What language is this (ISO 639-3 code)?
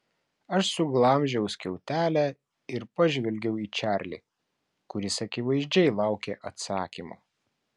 lit